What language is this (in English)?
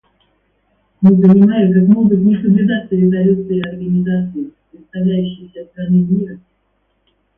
Russian